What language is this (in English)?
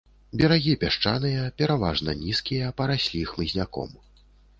Belarusian